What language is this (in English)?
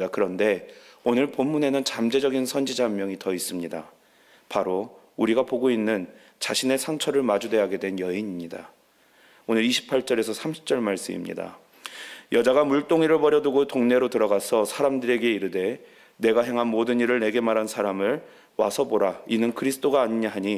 Korean